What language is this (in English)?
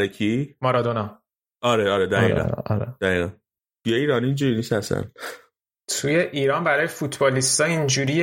Persian